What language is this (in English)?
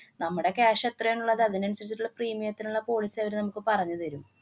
Malayalam